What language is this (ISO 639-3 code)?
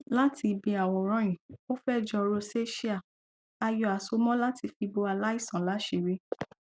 yor